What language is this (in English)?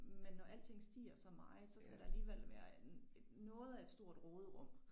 Danish